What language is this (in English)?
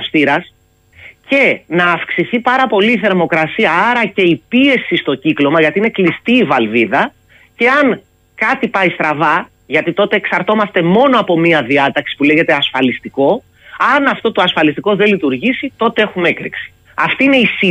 Greek